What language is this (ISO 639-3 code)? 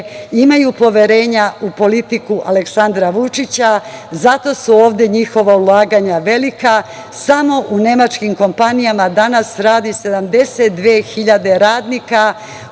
srp